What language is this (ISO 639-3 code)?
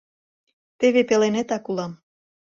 chm